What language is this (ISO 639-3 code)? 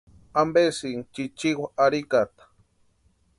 pua